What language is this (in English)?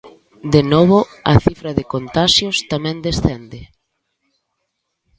Galician